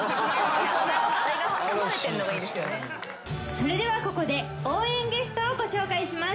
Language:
Japanese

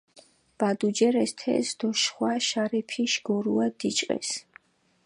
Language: Mingrelian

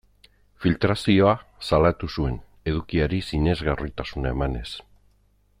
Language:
Basque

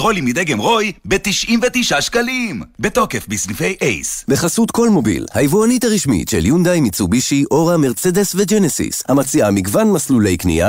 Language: Hebrew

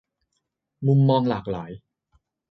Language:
Thai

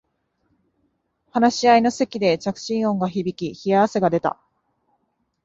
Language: Japanese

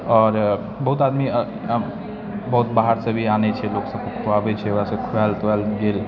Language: Maithili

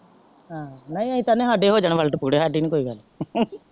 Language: Punjabi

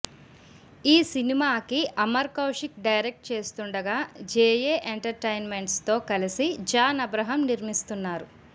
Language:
Telugu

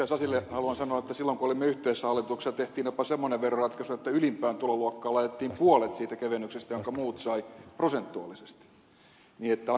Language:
Finnish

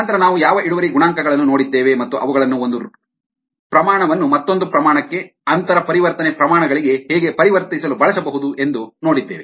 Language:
Kannada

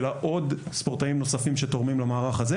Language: Hebrew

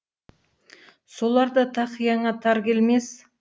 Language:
Kazakh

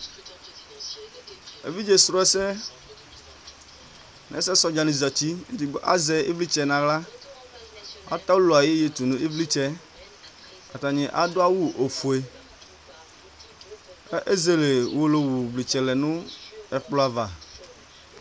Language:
Ikposo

